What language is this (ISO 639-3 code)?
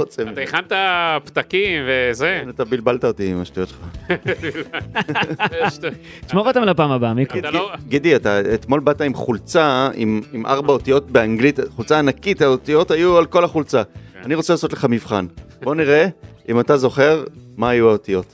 heb